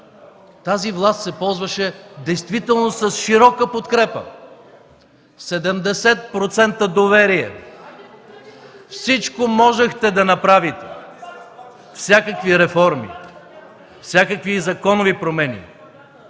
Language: Bulgarian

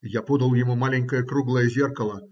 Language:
Russian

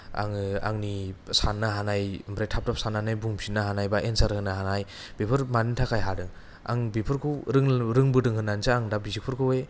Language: Bodo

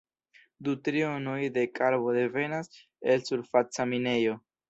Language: Esperanto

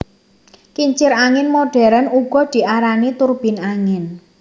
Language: Javanese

